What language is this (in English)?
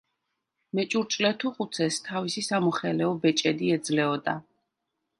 Georgian